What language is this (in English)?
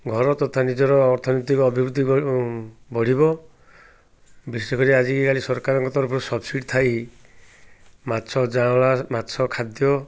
Odia